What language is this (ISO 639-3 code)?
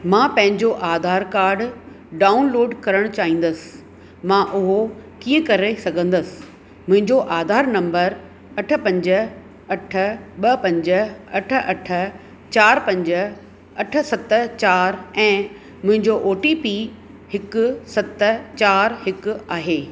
snd